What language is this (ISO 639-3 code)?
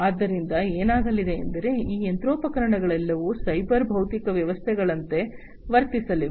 kan